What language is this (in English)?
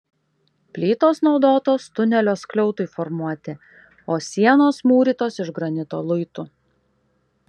Lithuanian